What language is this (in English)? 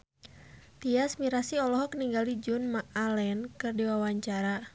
Sundanese